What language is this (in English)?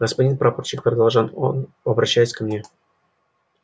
Russian